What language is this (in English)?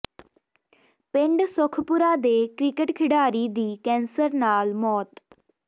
Punjabi